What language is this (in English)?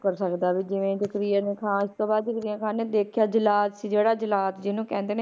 Punjabi